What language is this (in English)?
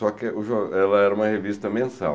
Portuguese